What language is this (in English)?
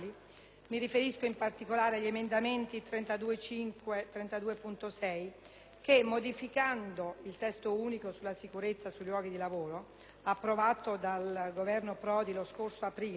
Italian